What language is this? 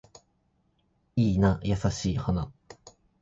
Japanese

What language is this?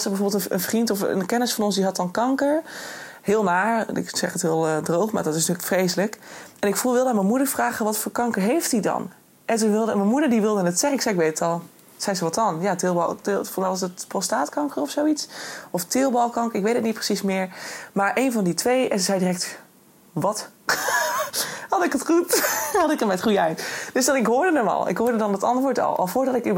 Dutch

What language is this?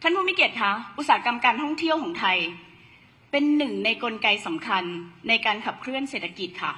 Thai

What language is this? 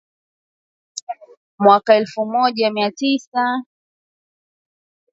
Swahili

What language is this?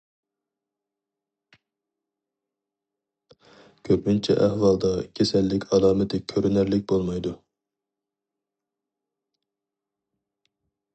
Uyghur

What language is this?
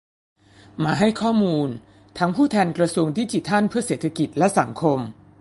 Thai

